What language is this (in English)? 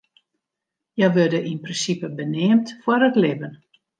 Western Frisian